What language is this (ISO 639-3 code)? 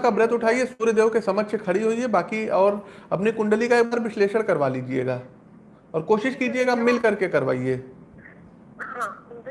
hin